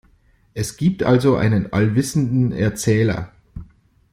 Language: German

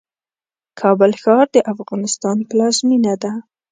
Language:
Pashto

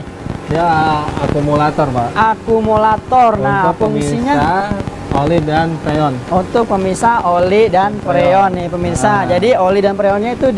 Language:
Indonesian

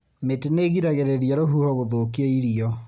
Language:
Kikuyu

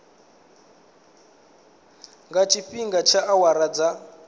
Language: Venda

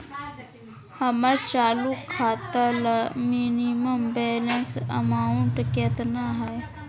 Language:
Magahi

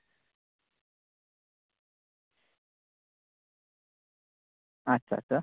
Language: Santali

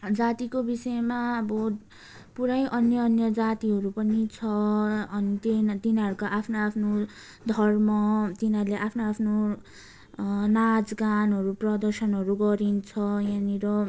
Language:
Nepali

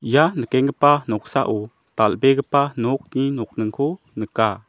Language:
Garo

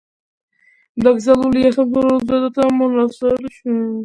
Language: Georgian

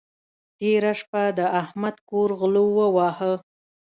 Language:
Pashto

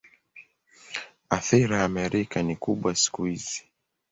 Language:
Swahili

